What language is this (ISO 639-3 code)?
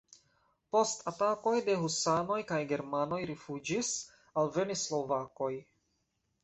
epo